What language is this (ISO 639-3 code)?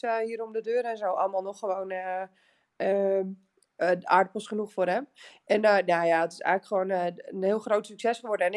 nld